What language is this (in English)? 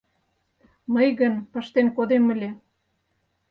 Mari